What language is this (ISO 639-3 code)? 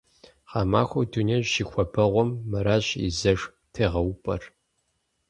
kbd